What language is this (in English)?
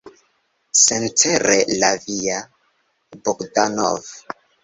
Esperanto